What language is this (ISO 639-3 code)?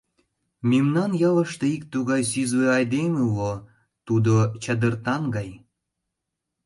chm